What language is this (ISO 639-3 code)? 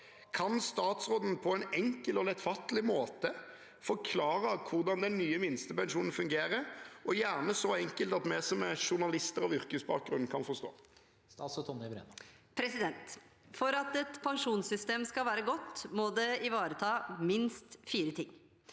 nor